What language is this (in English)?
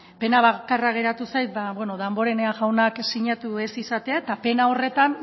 Basque